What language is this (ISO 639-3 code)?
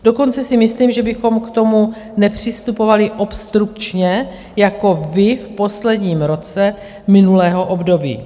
ces